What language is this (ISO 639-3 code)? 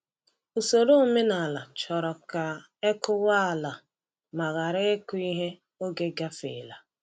ibo